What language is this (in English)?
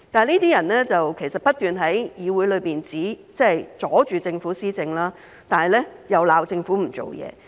Cantonese